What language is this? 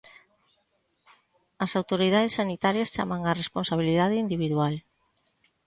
Galician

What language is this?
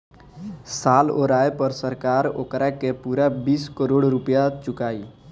Bhojpuri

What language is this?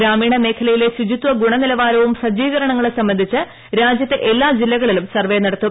Malayalam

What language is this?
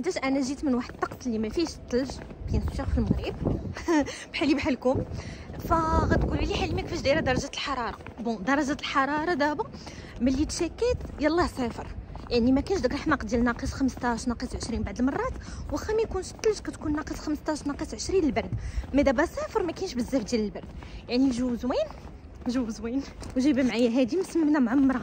Arabic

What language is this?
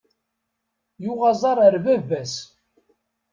Kabyle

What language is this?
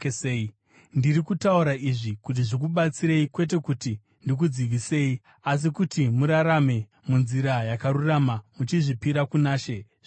Shona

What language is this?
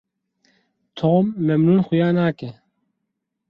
Kurdish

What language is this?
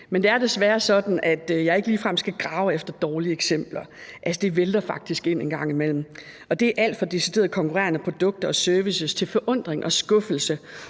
Danish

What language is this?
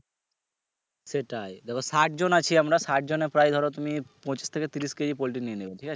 Bangla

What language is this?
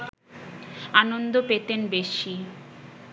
Bangla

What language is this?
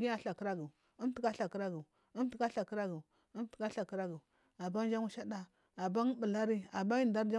Marghi South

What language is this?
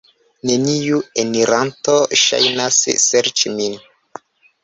Esperanto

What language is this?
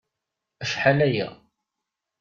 Kabyle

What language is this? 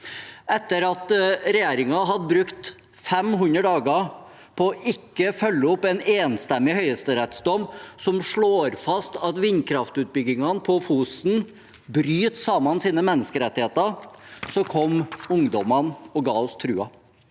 Norwegian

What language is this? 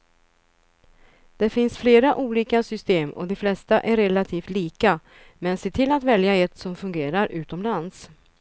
Swedish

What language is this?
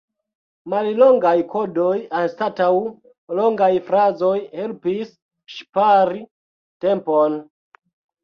Esperanto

